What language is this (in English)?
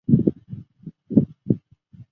Chinese